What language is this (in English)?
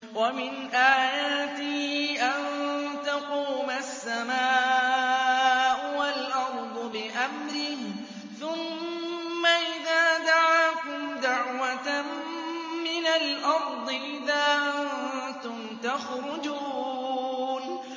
Arabic